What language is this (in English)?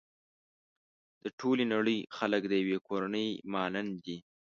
Pashto